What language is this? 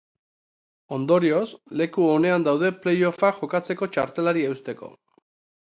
Basque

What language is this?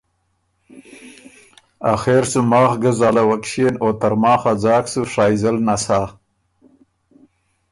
Ormuri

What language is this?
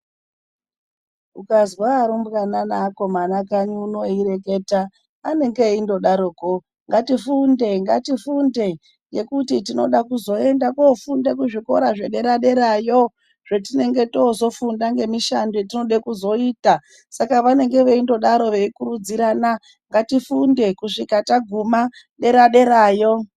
Ndau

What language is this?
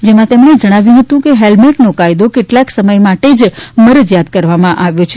Gujarati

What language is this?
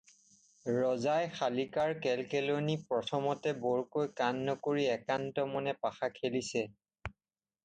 Assamese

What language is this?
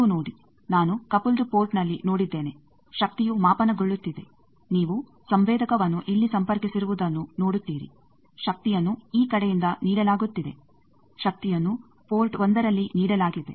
Kannada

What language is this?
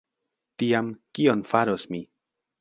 Esperanto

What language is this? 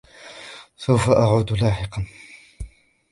Arabic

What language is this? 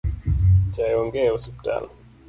Luo (Kenya and Tanzania)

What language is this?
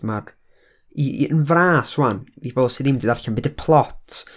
Welsh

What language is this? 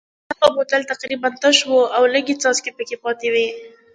Pashto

